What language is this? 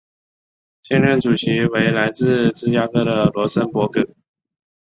Chinese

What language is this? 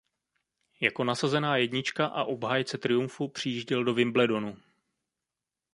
Czech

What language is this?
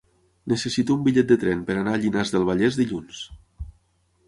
Catalan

